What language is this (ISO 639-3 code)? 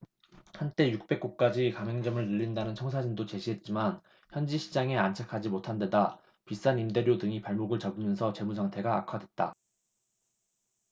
kor